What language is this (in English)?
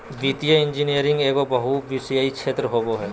Magahi